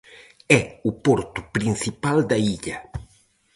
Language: Galician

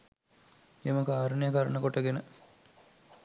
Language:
Sinhala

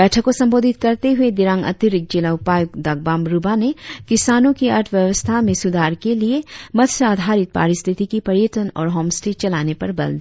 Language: Hindi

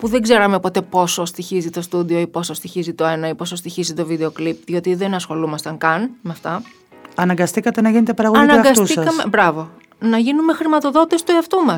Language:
Greek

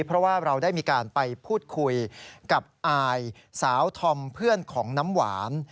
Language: Thai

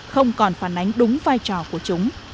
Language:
Vietnamese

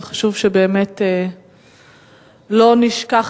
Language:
Hebrew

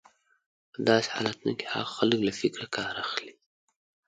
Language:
Pashto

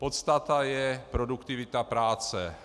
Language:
Czech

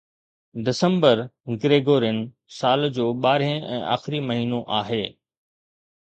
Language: Sindhi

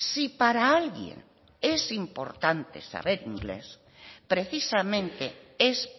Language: Spanish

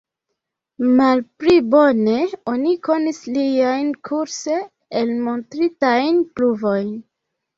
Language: Esperanto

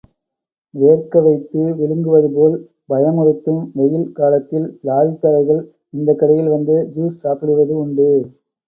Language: Tamil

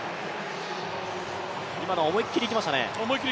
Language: Japanese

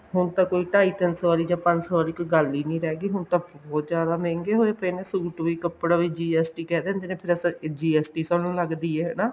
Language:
Punjabi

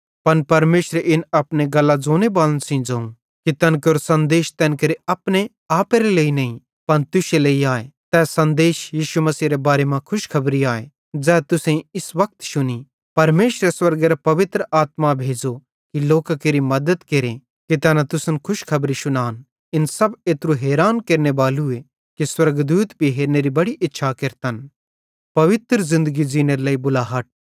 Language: Bhadrawahi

